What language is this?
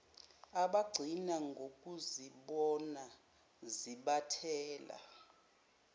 Zulu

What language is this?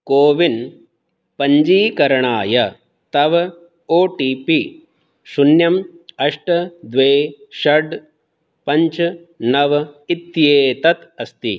Sanskrit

